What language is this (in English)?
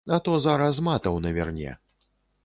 Belarusian